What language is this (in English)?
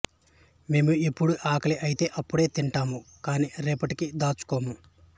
Telugu